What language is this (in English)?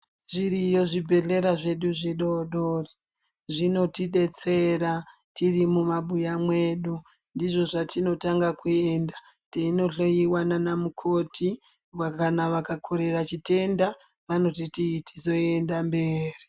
Ndau